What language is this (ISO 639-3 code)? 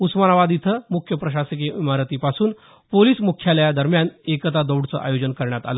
mar